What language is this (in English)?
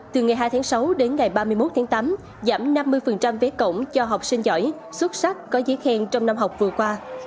Vietnamese